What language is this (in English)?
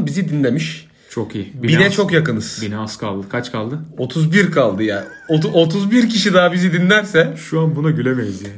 Turkish